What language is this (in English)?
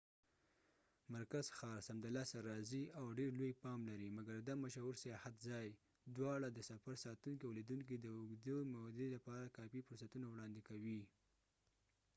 Pashto